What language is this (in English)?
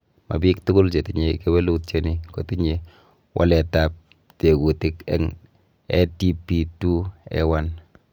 Kalenjin